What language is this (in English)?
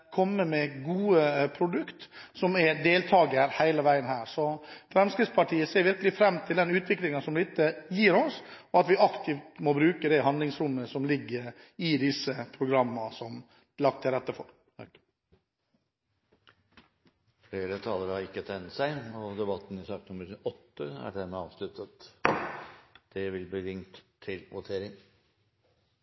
Norwegian Bokmål